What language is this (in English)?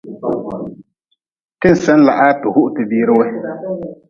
Nawdm